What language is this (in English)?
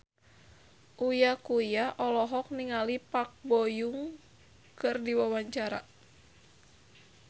Sundanese